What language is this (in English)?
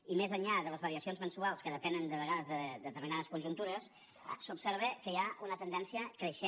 Catalan